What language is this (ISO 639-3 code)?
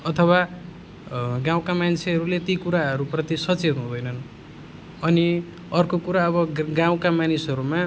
nep